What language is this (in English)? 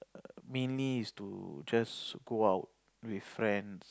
English